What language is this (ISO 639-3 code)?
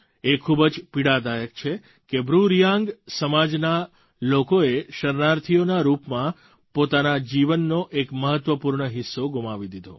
guj